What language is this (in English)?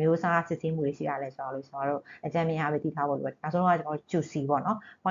Thai